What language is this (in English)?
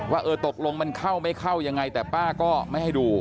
Thai